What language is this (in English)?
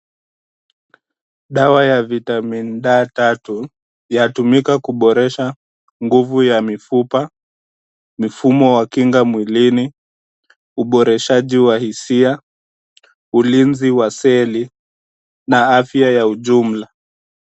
Swahili